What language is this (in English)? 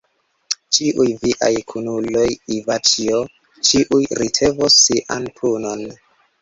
Esperanto